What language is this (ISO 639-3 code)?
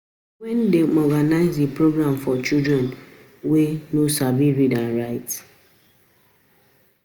pcm